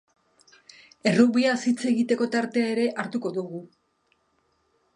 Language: Basque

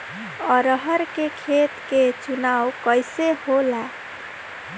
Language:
Bhojpuri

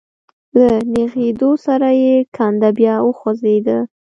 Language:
Pashto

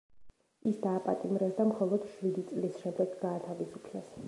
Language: Georgian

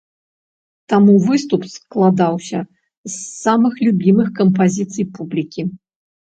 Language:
Belarusian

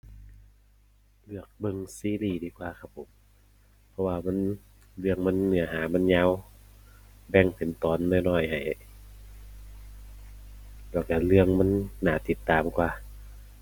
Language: Thai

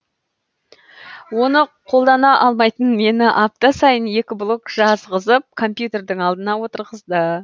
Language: Kazakh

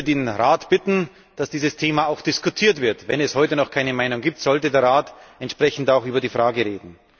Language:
German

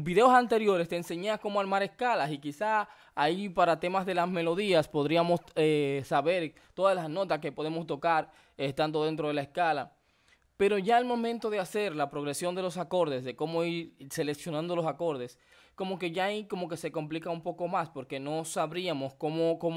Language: Spanish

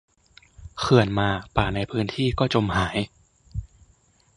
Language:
Thai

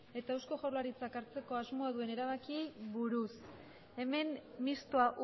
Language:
Basque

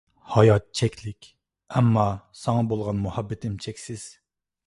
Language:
Uyghur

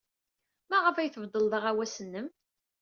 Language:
Kabyle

